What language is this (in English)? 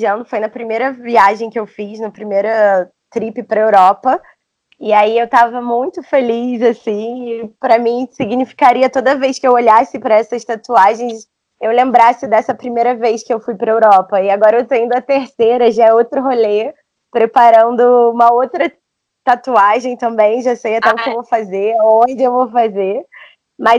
Portuguese